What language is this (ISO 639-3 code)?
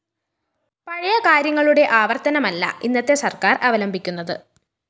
mal